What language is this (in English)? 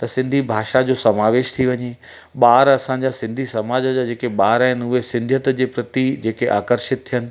Sindhi